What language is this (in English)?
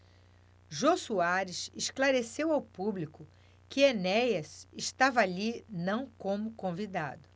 Portuguese